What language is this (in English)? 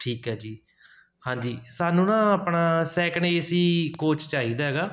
Punjabi